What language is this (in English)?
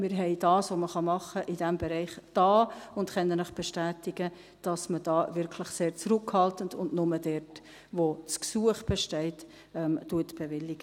Swiss German